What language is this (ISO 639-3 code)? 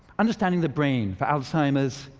eng